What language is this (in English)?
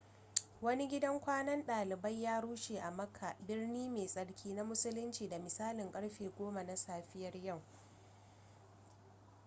Hausa